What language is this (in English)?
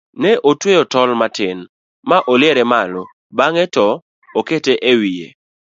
Luo (Kenya and Tanzania)